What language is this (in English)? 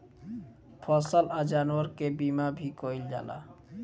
Bhojpuri